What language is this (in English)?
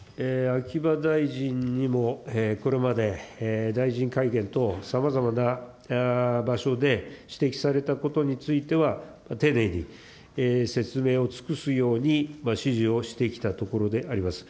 Japanese